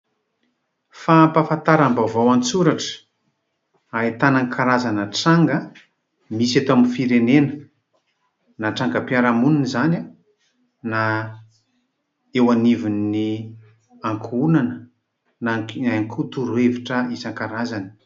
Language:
Malagasy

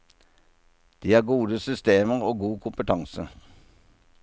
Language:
Norwegian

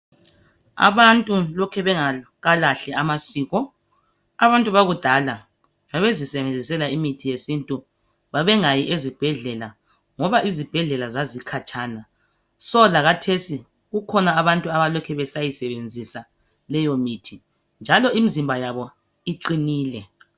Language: North Ndebele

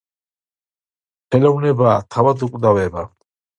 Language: Georgian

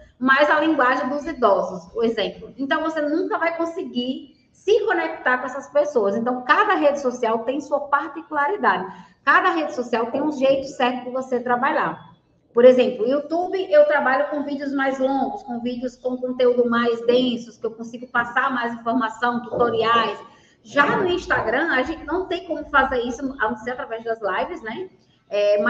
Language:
Portuguese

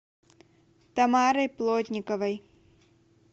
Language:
Russian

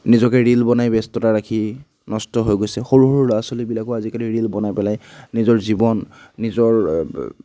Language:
Assamese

